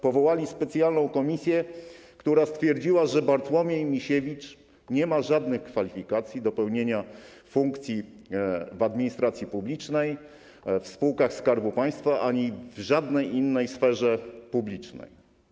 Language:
Polish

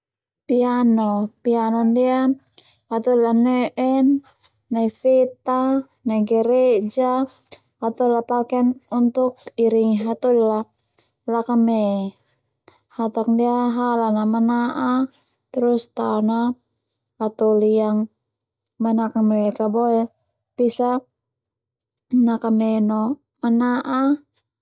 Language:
Termanu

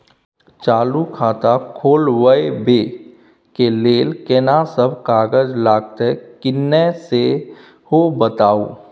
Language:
Maithili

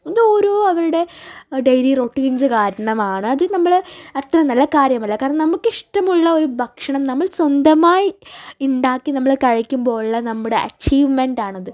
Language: Malayalam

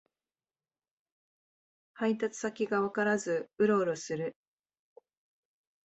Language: Japanese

